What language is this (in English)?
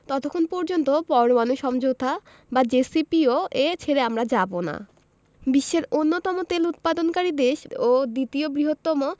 Bangla